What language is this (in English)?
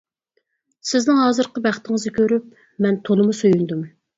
Uyghur